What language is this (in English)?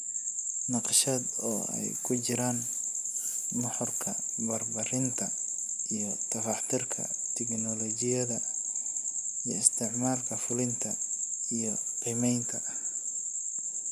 Somali